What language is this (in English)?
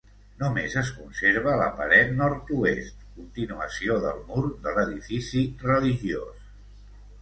Catalan